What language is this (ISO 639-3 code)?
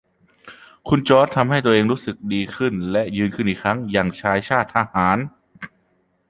tha